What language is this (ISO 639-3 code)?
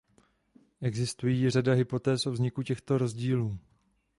ces